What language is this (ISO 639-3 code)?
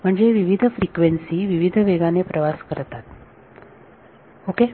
mar